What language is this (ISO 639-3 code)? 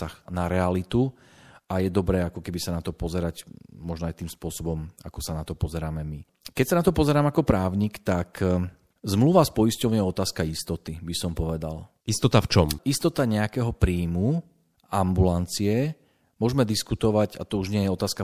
slk